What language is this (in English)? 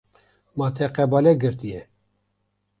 Kurdish